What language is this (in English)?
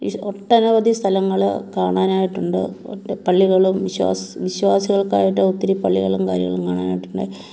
Malayalam